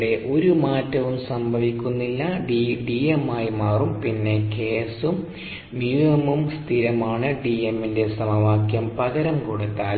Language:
Malayalam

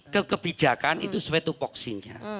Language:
Indonesian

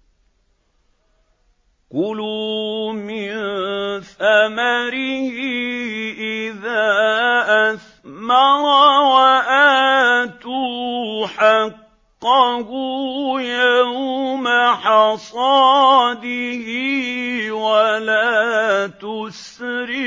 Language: Arabic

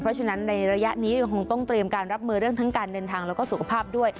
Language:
Thai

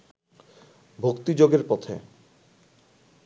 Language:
Bangla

